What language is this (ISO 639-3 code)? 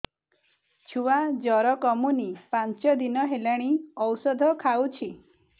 ori